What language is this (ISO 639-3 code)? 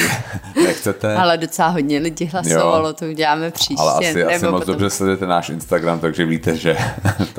ces